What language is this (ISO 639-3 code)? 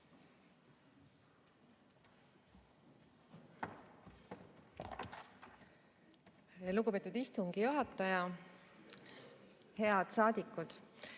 est